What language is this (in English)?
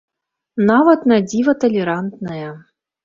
Belarusian